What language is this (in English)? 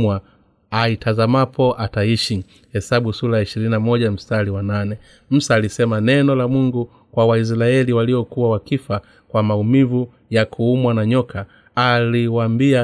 Swahili